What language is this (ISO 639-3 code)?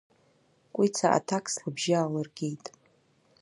abk